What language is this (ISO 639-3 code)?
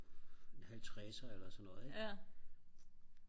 dan